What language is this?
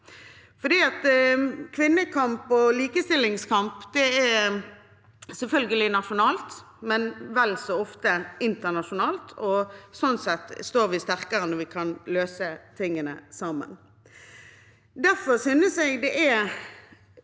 Norwegian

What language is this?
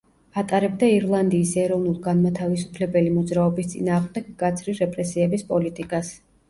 Georgian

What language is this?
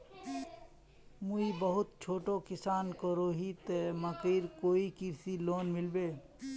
Magahi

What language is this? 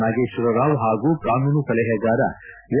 Kannada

